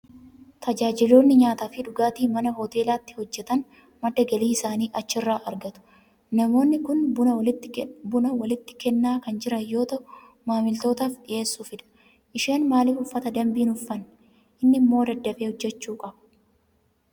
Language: Oromo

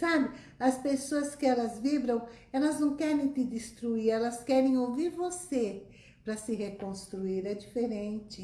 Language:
Portuguese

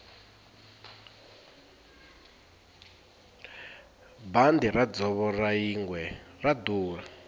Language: Tsonga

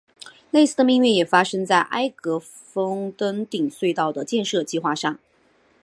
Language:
Chinese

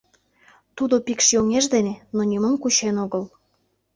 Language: Mari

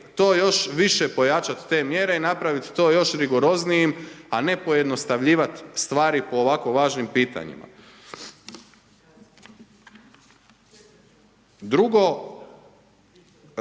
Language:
Croatian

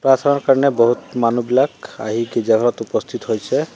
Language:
Assamese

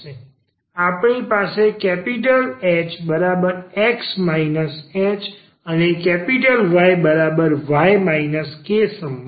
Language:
Gujarati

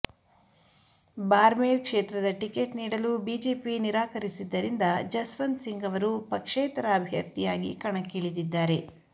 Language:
Kannada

